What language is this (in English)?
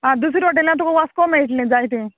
Konkani